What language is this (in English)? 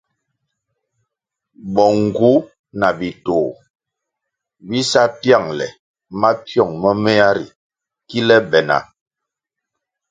Kwasio